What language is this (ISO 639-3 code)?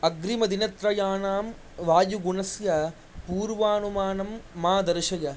san